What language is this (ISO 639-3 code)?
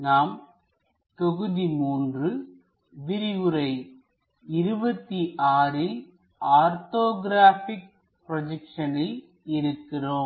tam